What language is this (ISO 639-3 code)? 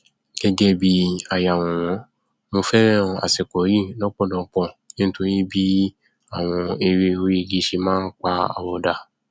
yor